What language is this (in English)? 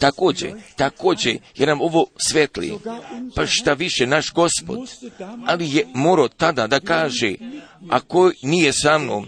Croatian